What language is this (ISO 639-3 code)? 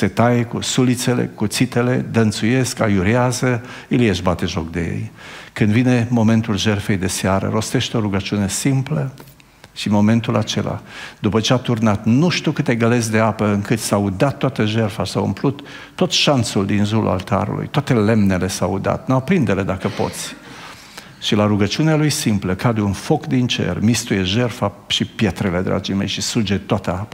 ron